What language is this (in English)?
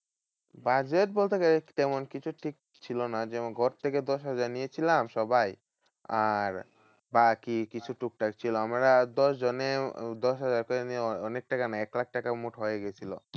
Bangla